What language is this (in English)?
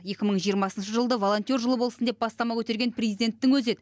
Kazakh